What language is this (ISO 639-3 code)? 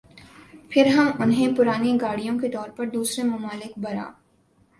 urd